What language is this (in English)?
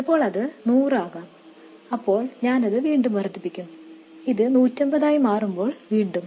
Malayalam